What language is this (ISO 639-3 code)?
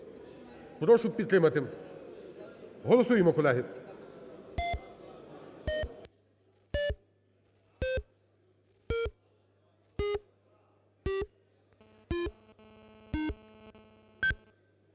ukr